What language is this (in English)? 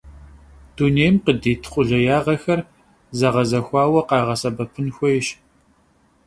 Kabardian